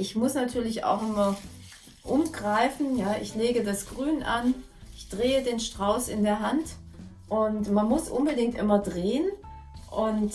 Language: German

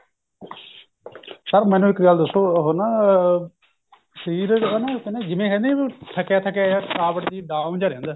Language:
Punjabi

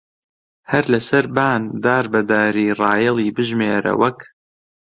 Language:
Central Kurdish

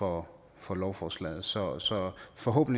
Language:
Danish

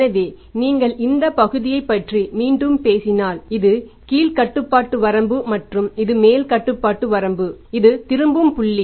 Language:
Tamil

